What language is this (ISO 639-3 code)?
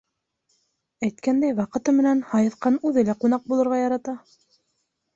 bak